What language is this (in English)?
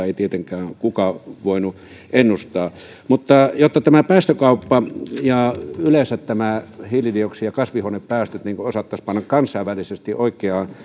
Finnish